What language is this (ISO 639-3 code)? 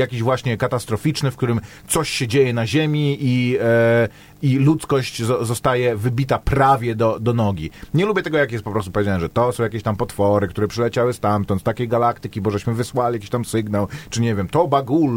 pol